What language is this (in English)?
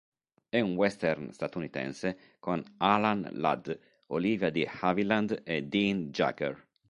Italian